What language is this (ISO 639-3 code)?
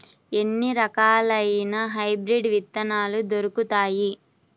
tel